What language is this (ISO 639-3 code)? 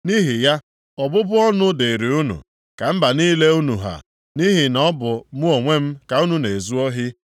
ibo